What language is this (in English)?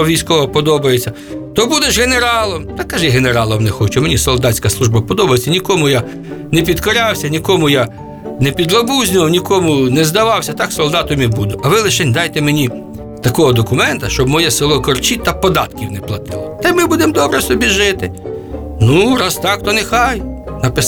Ukrainian